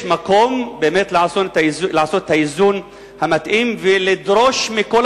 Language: Hebrew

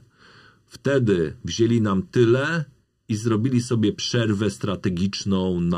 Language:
Polish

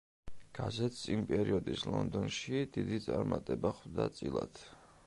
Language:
Georgian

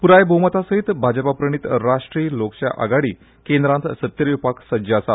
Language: Konkani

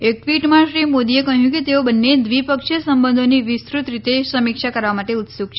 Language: Gujarati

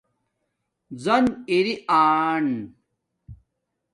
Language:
Domaaki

